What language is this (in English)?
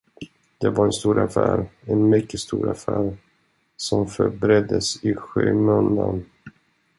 Swedish